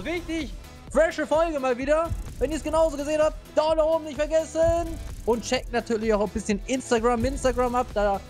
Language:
German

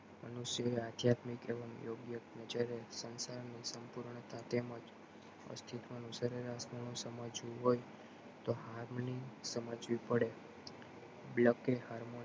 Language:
Gujarati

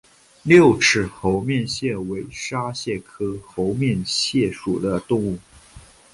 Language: Chinese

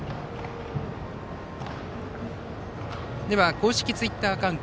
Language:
Japanese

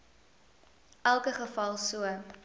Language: Afrikaans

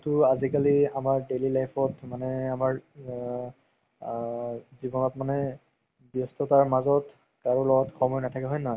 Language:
Assamese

